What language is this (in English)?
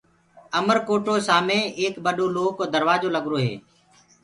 Gurgula